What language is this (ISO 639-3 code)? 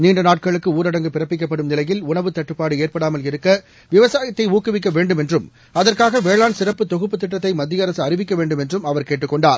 tam